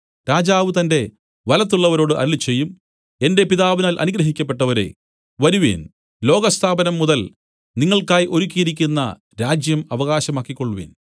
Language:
Malayalam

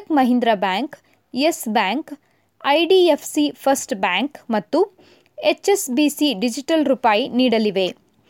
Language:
Kannada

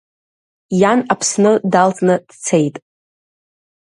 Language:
Abkhazian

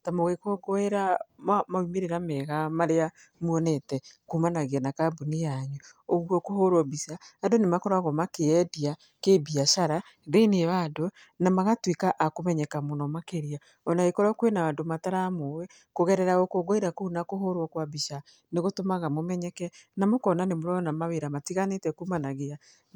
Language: Kikuyu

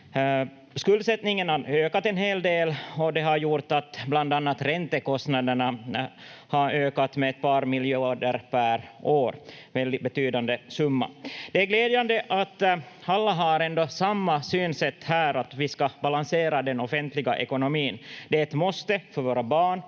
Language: Finnish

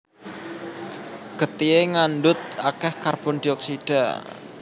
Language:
Javanese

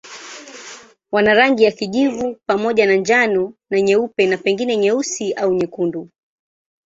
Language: Swahili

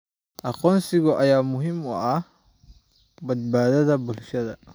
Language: Somali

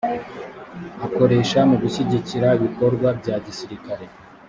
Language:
Kinyarwanda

